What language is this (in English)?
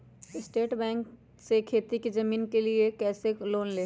Magahi